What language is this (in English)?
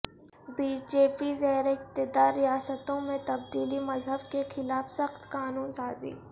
Urdu